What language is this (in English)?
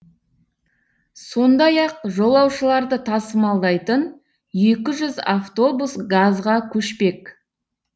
Kazakh